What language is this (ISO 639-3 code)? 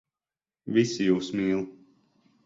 lav